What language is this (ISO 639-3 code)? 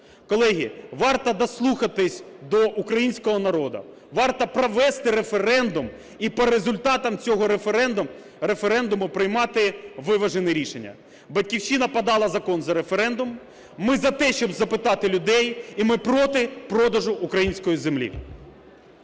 ukr